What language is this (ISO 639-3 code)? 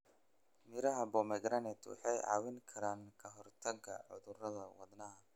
som